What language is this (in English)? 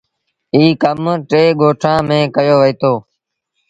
Sindhi Bhil